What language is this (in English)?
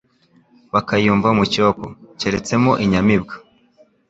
Kinyarwanda